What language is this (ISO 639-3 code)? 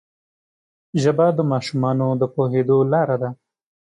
pus